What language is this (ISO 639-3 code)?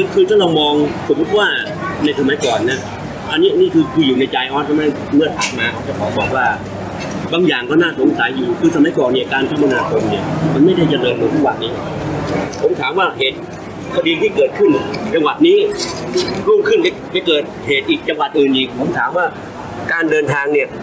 tha